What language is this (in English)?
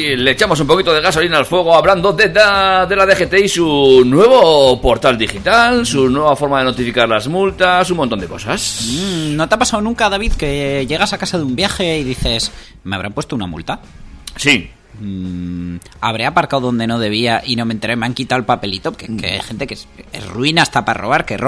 Spanish